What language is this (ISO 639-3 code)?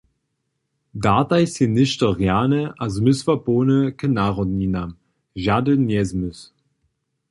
hsb